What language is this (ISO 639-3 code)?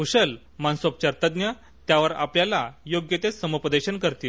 mar